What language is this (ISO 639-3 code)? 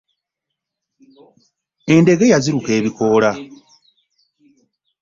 lug